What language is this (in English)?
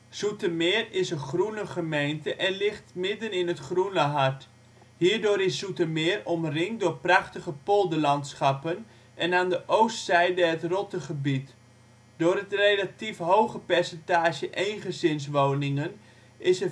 Dutch